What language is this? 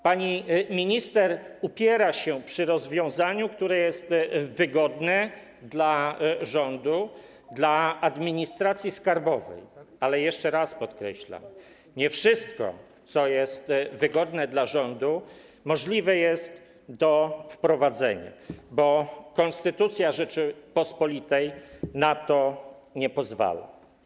Polish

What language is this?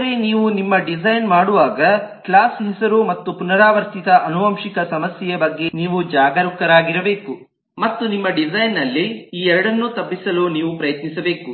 Kannada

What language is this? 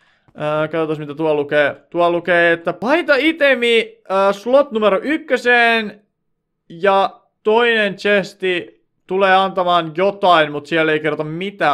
Finnish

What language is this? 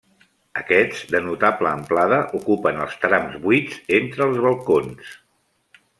Catalan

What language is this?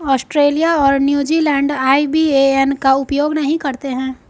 Hindi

